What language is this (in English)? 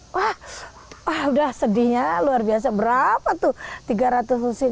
Indonesian